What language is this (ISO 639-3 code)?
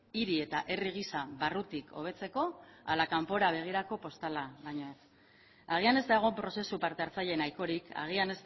eus